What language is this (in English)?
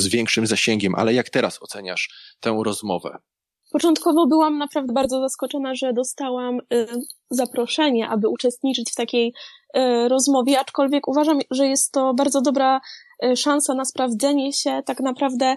Polish